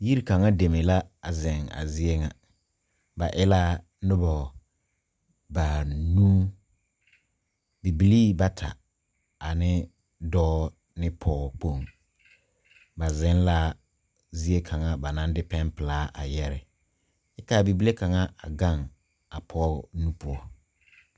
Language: Southern Dagaare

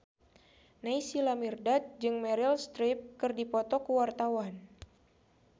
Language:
Sundanese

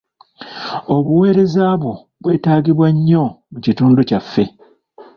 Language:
Ganda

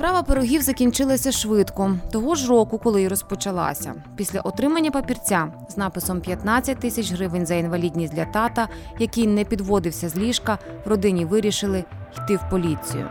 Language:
Ukrainian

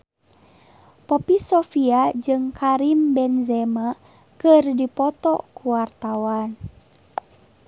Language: Sundanese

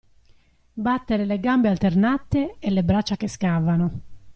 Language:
Italian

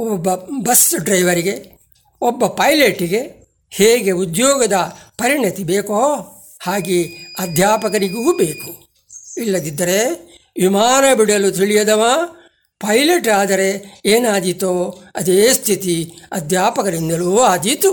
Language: Kannada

